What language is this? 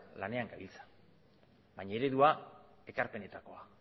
Basque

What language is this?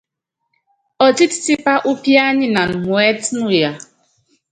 Yangben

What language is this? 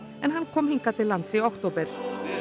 Icelandic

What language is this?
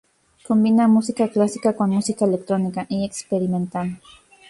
Spanish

